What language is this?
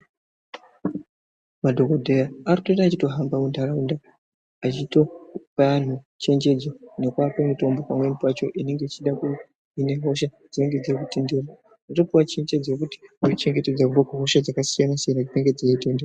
Ndau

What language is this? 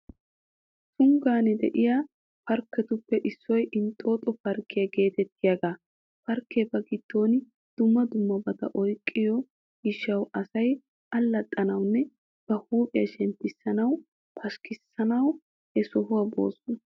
Wolaytta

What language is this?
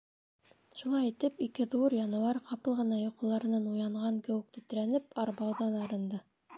Bashkir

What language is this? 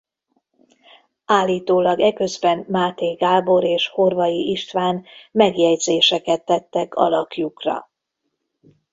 Hungarian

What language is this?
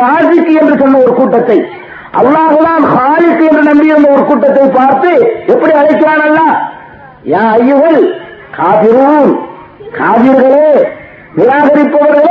Tamil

